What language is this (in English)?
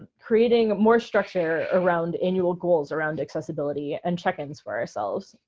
English